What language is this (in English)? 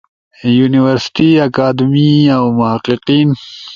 Ushojo